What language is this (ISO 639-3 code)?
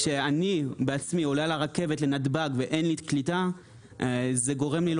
heb